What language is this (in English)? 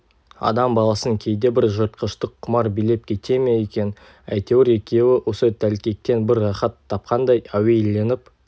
Kazakh